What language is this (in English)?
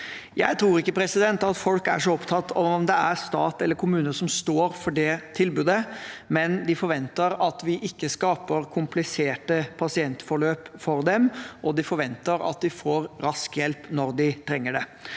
Norwegian